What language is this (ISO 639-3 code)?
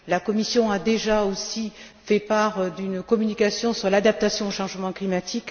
fra